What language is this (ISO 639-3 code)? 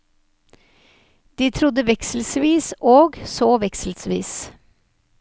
nor